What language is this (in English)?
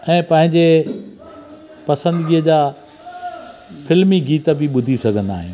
Sindhi